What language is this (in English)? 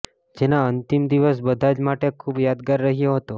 Gujarati